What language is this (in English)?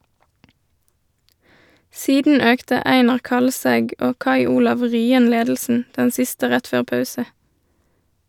Norwegian